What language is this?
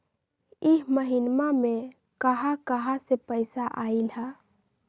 Magahi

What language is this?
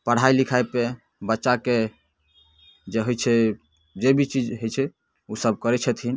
Maithili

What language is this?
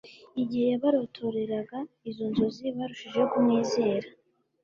Kinyarwanda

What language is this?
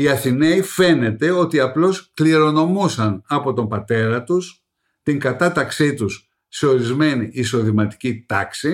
Greek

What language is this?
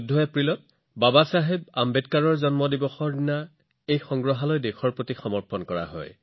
Assamese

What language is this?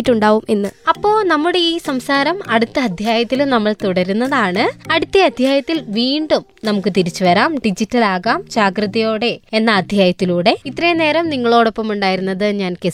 Malayalam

